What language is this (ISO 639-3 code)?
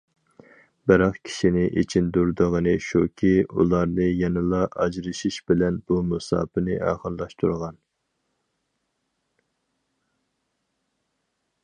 uig